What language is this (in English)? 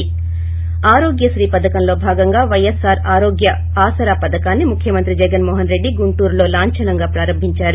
Telugu